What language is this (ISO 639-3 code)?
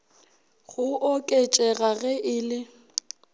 nso